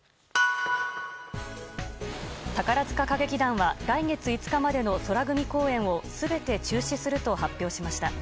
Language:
Japanese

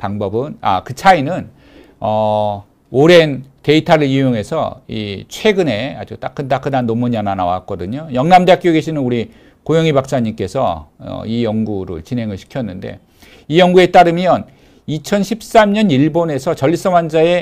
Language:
Korean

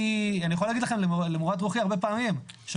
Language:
Hebrew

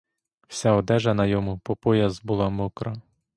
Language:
Ukrainian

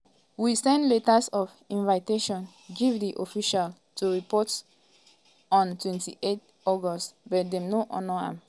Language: Nigerian Pidgin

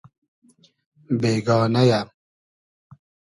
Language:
Hazaragi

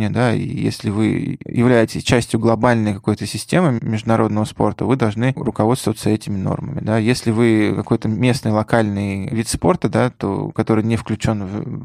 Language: Russian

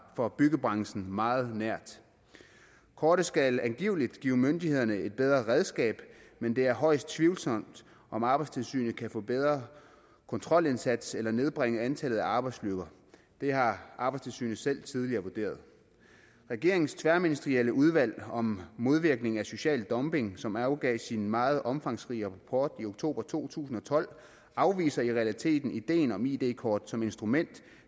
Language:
Danish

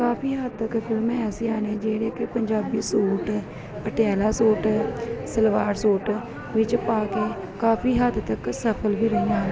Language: Punjabi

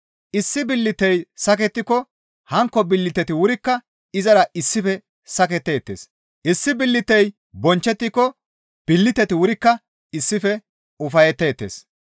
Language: Gamo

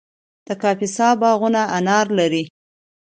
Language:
Pashto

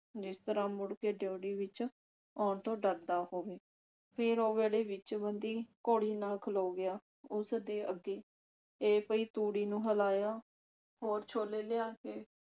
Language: Punjabi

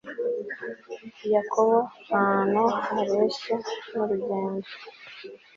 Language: Kinyarwanda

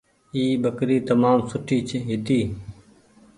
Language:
Goaria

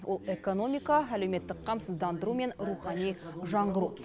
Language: Kazakh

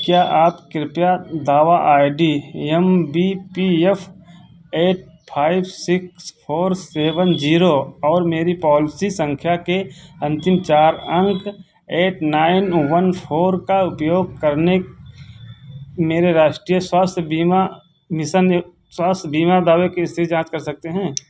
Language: Hindi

